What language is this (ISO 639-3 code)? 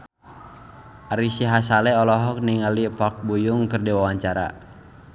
sun